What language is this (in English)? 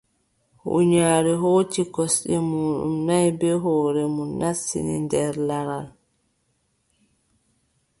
Adamawa Fulfulde